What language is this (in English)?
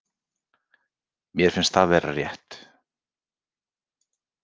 Icelandic